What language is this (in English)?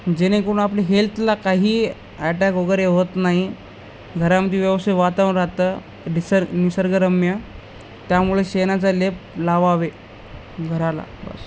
Marathi